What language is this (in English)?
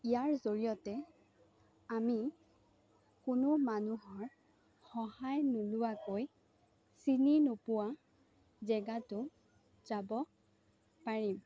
Assamese